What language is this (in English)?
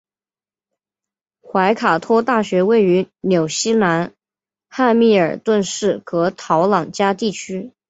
Chinese